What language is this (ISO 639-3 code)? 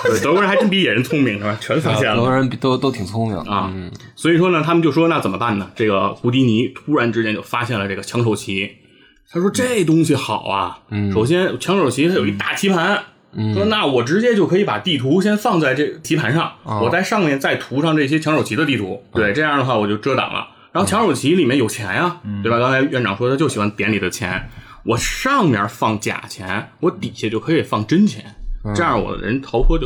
zho